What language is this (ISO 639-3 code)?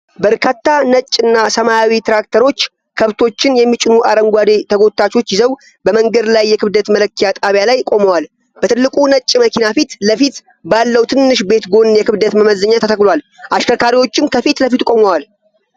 amh